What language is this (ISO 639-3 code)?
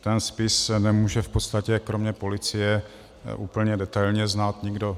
ces